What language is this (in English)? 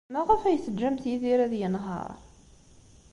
Kabyle